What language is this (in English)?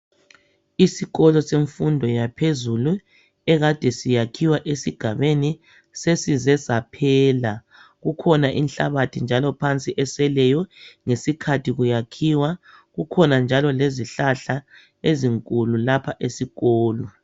North Ndebele